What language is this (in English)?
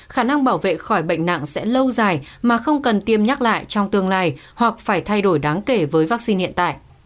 Vietnamese